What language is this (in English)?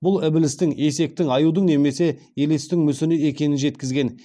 Kazakh